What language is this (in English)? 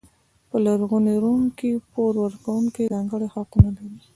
Pashto